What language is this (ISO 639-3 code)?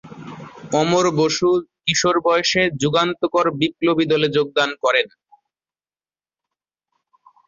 ben